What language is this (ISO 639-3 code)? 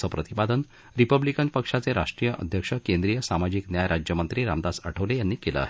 mar